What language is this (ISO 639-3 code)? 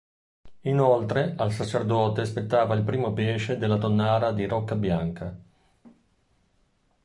ita